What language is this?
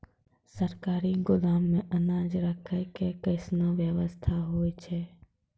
Maithili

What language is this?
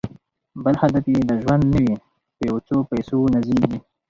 Pashto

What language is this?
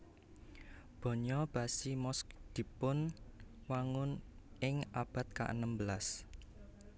Javanese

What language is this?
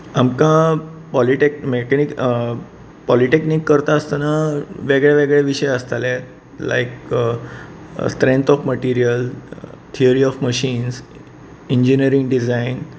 Konkani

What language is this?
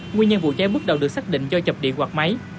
Vietnamese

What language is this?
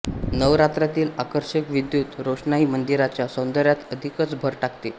Marathi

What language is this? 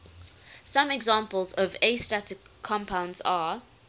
English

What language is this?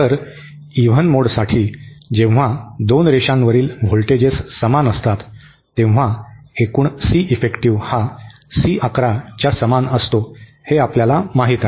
Marathi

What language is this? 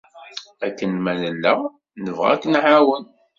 Kabyle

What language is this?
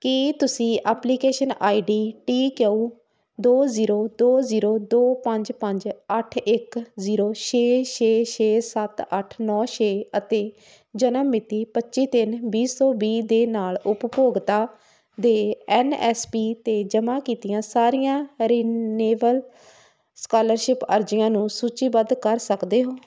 Punjabi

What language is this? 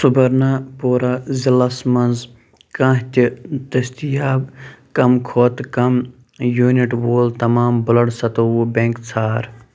Kashmiri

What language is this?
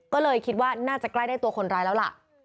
Thai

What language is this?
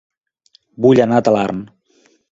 Catalan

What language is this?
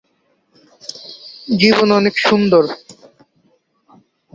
Bangla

